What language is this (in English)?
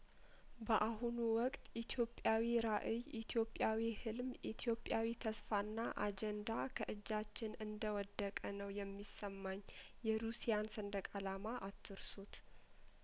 Amharic